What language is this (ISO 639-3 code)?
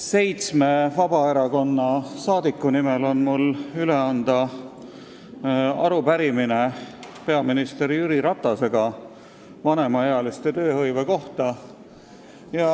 est